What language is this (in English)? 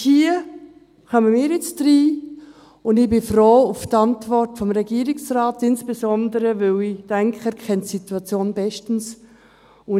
Swiss German